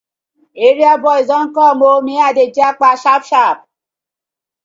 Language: Nigerian Pidgin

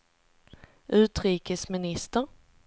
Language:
Swedish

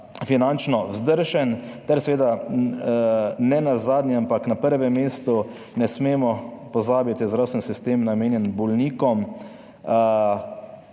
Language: Slovenian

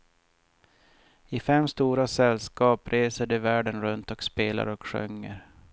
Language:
Swedish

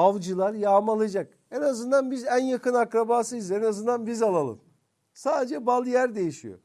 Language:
Turkish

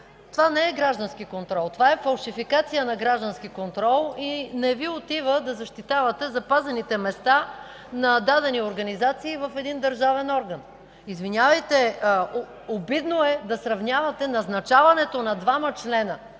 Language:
Bulgarian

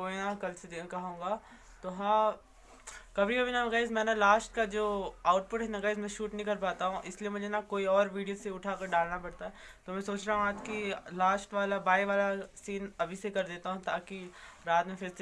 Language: Hindi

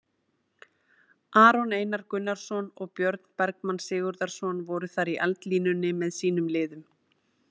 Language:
Icelandic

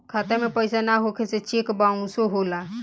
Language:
Bhojpuri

